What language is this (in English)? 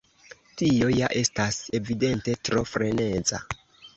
Esperanto